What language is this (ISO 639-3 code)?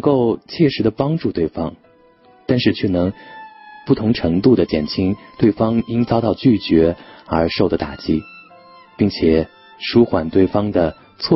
zho